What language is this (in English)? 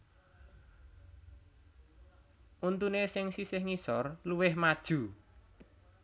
Javanese